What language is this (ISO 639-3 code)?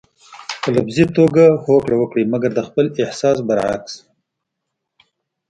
pus